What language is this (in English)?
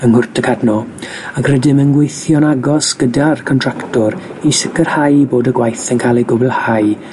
Welsh